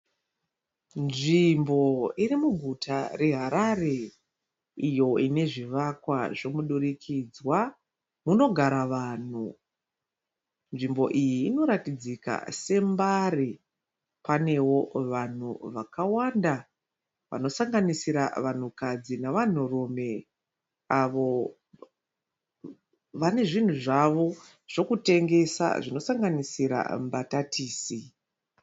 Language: Shona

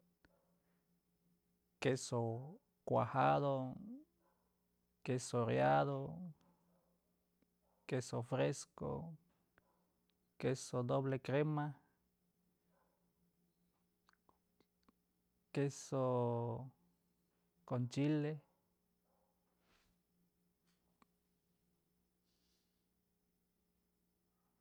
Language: Mazatlán Mixe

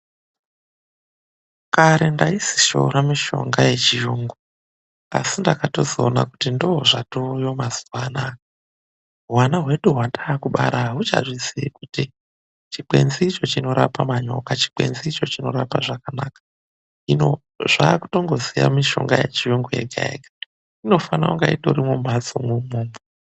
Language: Ndau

